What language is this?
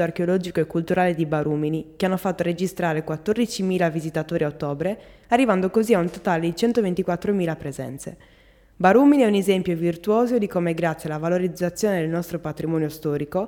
Italian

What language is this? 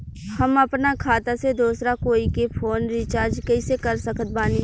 Bhojpuri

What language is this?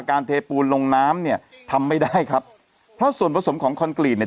Thai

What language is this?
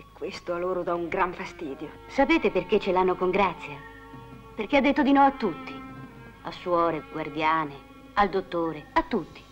Italian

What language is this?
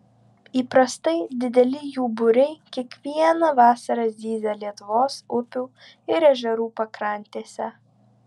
Lithuanian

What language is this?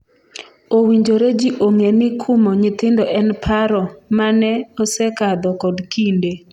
Luo (Kenya and Tanzania)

